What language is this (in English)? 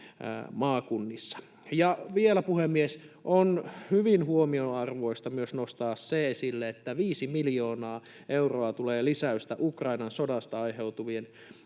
Finnish